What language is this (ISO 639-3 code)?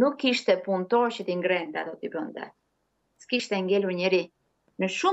ron